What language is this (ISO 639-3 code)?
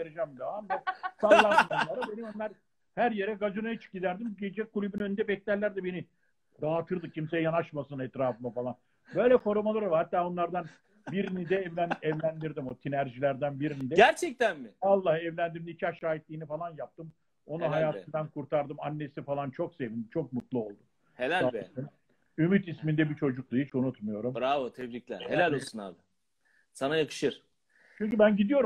tur